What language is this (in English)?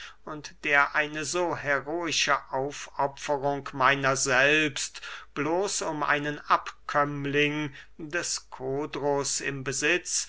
German